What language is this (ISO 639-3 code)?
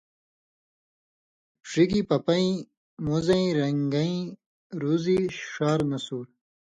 mvy